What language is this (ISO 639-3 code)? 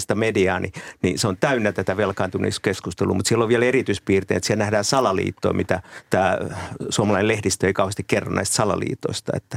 fin